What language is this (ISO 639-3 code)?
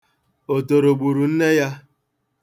ibo